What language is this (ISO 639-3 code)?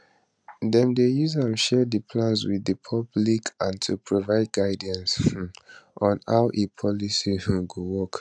pcm